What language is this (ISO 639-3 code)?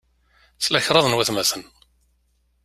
kab